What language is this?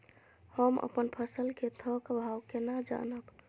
Maithili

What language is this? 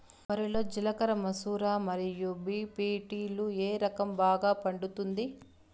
Telugu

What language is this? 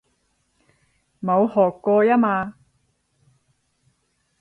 Cantonese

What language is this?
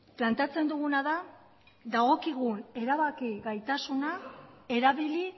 Basque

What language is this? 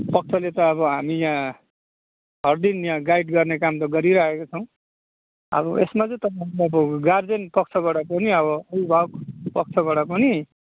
Nepali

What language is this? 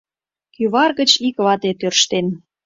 Mari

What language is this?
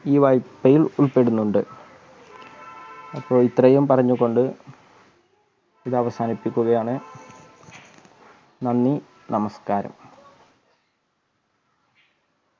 Malayalam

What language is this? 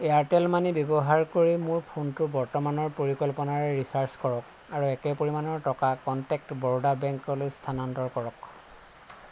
Assamese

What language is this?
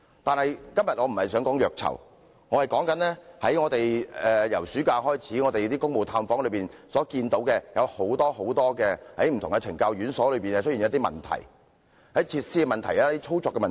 Cantonese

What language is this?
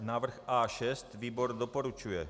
Czech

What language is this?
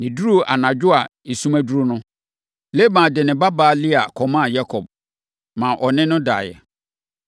Akan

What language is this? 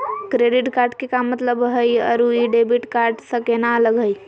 Magahi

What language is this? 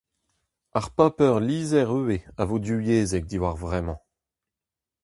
Breton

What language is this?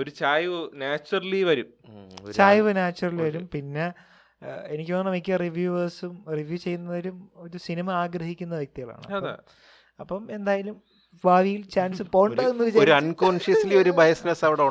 Malayalam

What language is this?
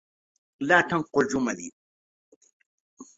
Arabic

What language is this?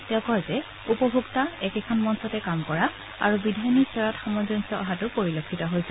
Assamese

